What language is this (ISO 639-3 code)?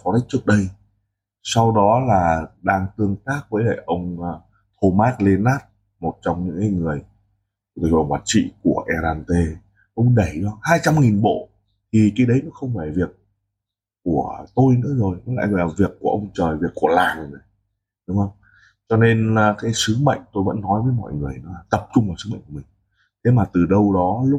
vie